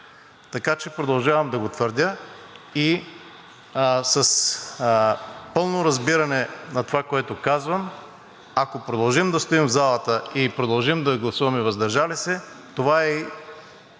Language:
Bulgarian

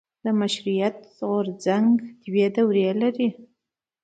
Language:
Pashto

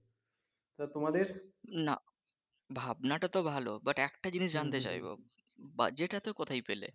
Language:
Bangla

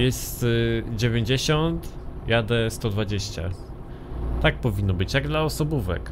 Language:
Polish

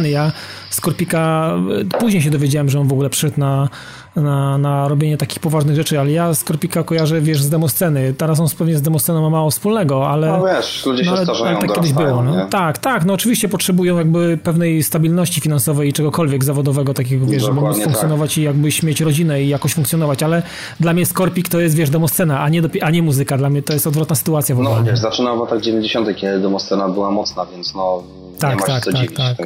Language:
Polish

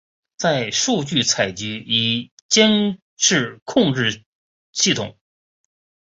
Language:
Chinese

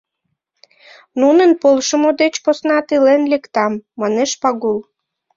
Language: Mari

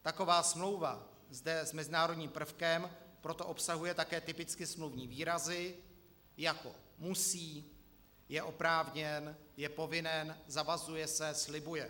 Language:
Czech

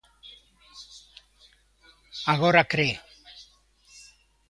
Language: Galician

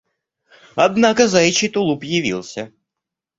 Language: Russian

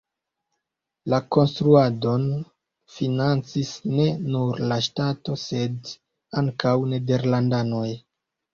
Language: Esperanto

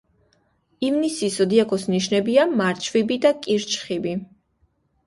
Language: Georgian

